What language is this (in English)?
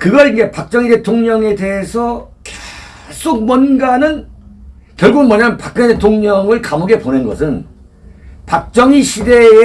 Korean